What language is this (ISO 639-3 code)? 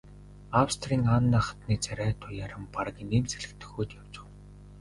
mon